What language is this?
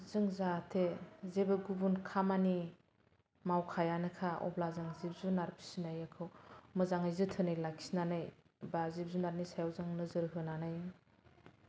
Bodo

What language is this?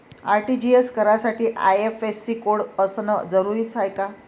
Marathi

